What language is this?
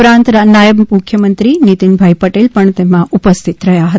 Gujarati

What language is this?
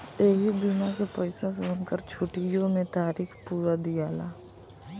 Bhojpuri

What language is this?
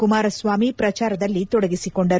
Kannada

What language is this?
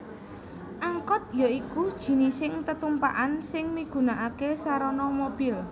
Javanese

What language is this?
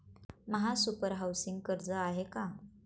Marathi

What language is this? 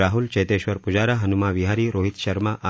Marathi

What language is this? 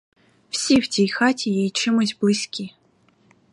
Ukrainian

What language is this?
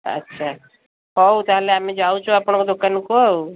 Odia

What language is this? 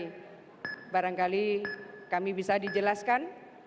Indonesian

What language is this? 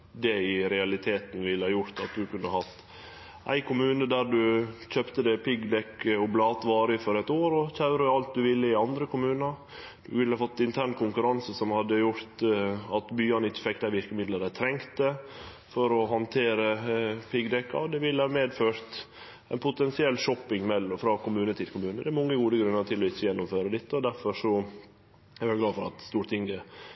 Norwegian Nynorsk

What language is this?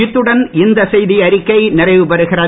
Tamil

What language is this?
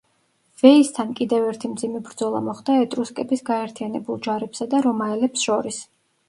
Georgian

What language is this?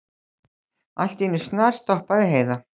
Icelandic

